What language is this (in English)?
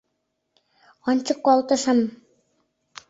Mari